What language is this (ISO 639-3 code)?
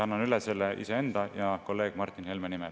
est